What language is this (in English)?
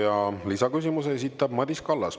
Estonian